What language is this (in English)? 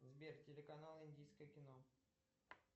Russian